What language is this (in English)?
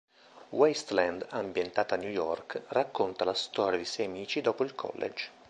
Italian